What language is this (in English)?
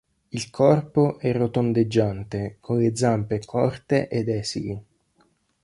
Italian